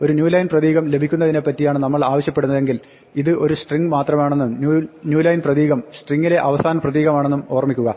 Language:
Malayalam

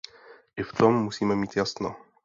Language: Czech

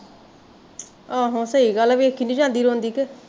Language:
Punjabi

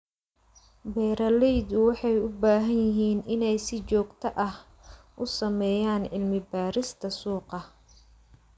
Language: Somali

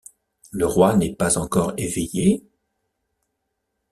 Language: French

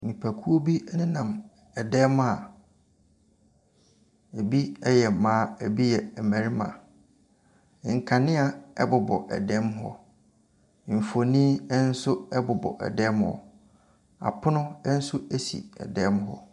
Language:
Akan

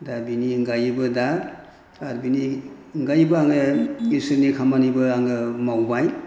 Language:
Bodo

